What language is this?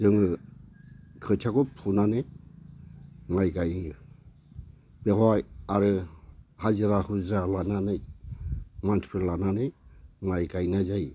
Bodo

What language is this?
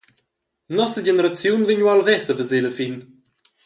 Romansh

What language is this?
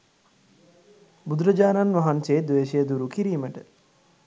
Sinhala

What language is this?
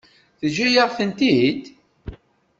Kabyle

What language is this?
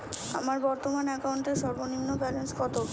Bangla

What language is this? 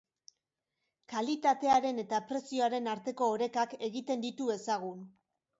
Basque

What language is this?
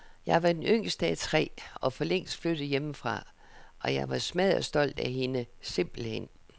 Danish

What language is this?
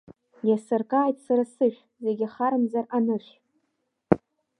Abkhazian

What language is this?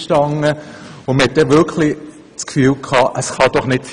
Swiss German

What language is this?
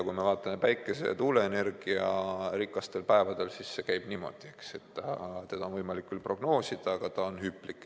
Estonian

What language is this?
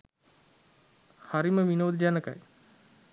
Sinhala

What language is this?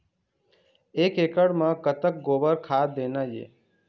Chhattisgarhi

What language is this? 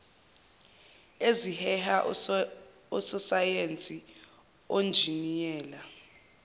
Zulu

